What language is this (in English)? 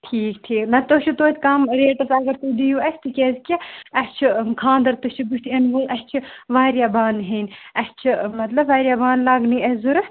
Kashmiri